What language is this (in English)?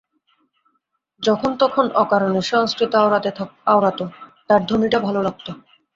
Bangla